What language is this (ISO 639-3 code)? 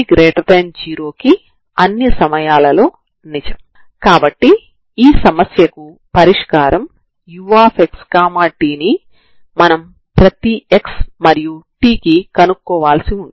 tel